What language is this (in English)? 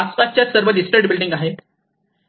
Marathi